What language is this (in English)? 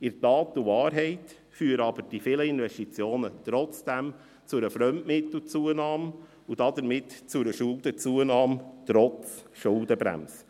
Swiss German